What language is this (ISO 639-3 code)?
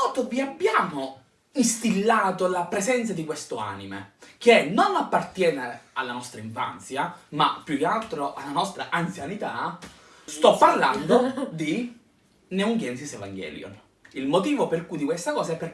ita